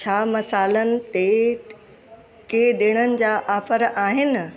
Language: Sindhi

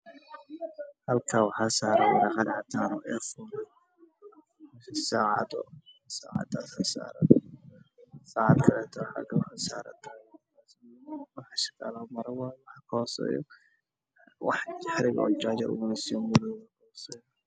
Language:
Somali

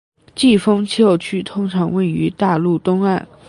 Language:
Chinese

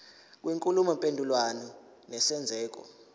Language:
Zulu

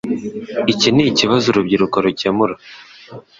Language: Kinyarwanda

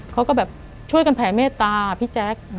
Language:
Thai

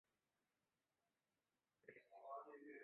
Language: Chinese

